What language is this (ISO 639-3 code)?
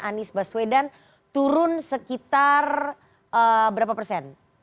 ind